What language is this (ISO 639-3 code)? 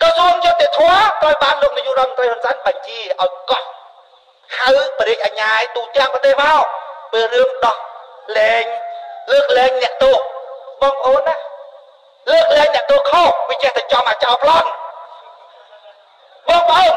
tha